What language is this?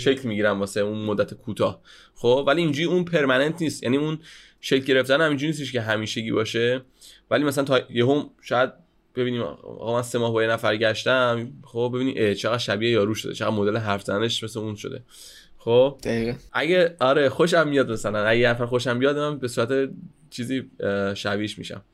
Persian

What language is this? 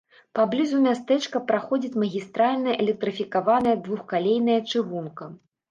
Belarusian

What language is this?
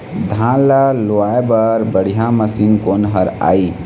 Chhattisgarhi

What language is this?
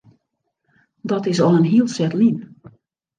Western Frisian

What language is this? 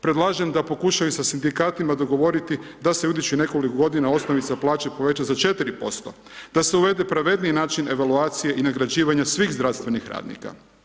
Croatian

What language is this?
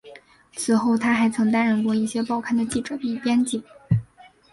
Chinese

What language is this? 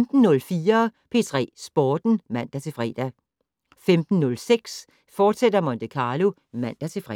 Danish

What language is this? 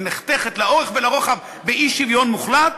Hebrew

